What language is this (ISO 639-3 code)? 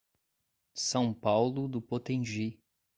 por